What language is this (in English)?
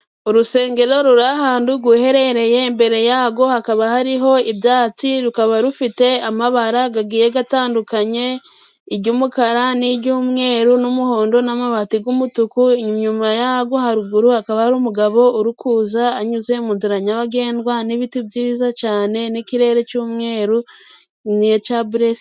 Kinyarwanda